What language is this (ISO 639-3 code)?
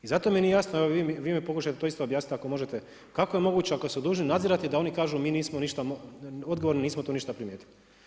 hrv